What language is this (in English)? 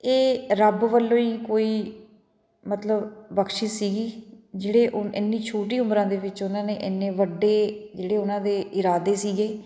Punjabi